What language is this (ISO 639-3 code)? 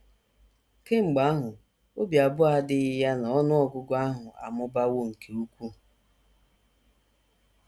ibo